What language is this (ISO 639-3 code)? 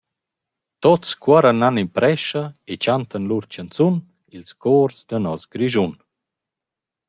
roh